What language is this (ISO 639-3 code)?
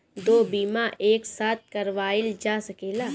bho